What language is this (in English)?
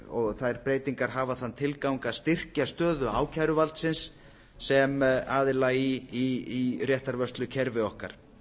Icelandic